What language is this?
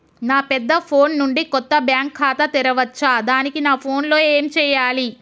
Telugu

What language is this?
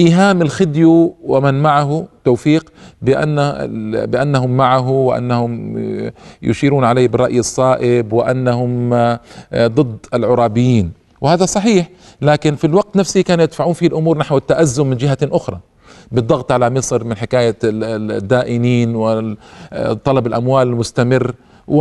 Arabic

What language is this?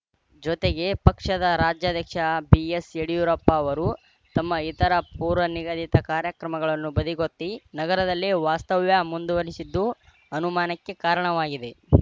Kannada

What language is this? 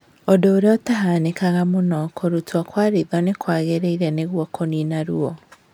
Kikuyu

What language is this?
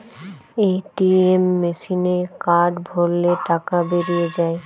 Bangla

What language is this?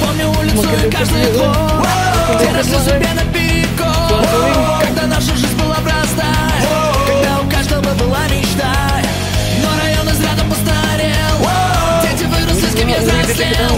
Russian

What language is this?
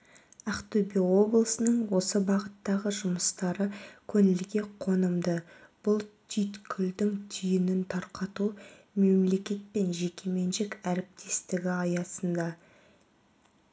Kazakh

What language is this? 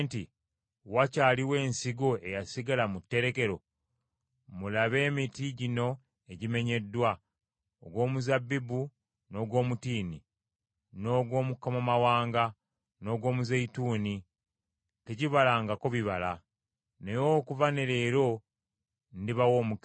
Ganda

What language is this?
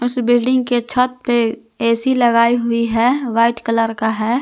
Hindi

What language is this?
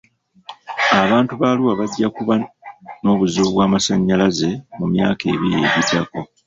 Ganda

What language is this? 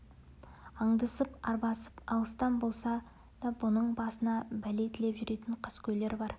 Kazakh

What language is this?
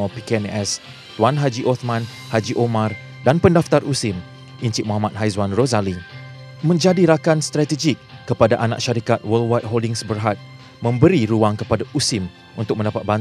Malay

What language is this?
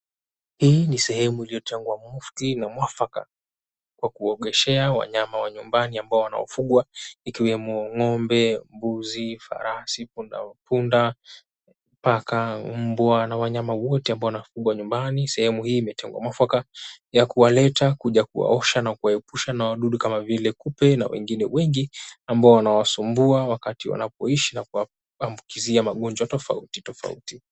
Swahili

